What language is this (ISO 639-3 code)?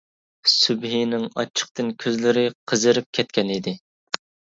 uig